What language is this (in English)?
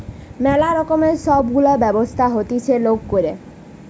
Bangla